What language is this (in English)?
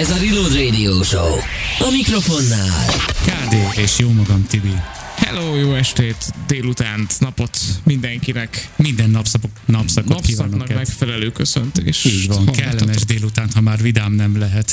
Hungarian